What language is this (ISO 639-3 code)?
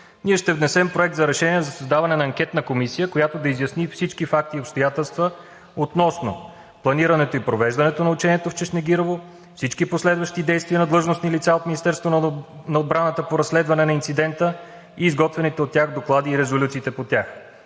bul